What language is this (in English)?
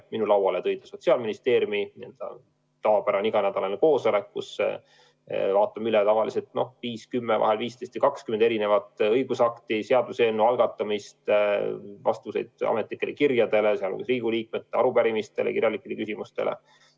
Estonian